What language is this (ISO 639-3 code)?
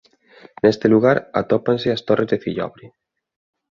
glg